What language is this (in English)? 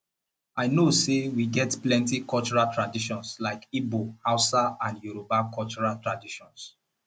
Nigerian Pidgin